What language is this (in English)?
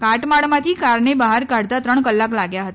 Gujarati